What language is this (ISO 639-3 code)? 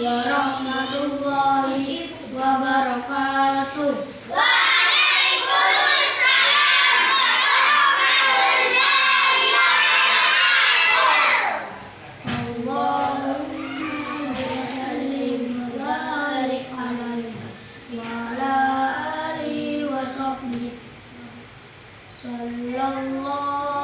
ind